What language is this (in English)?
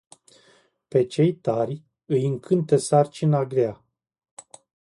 Romanian